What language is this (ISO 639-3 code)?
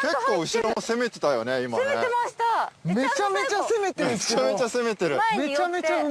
jpn